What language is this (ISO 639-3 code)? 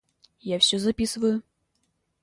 rus